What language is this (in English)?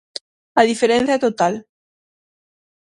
Galician